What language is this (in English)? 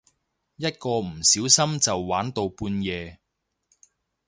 Cantonese